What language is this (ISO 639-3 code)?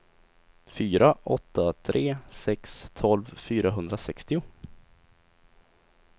swe